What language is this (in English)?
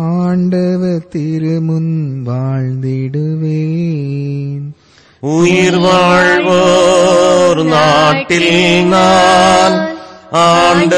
Romanian